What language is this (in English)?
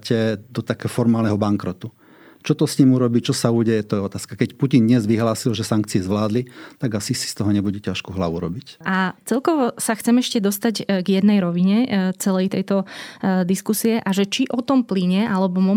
Slovak